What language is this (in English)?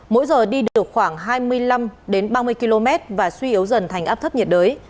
Vietnamese